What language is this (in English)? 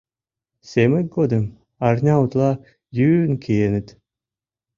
Mari